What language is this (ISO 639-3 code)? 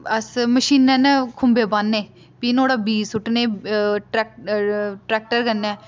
doi